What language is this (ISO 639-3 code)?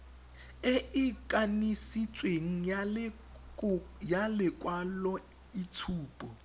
tsn